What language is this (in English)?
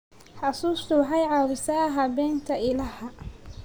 Somali